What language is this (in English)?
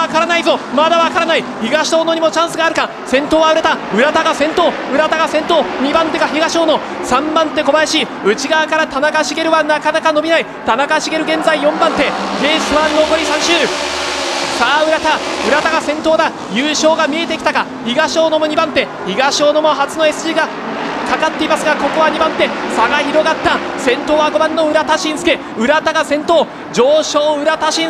Japanese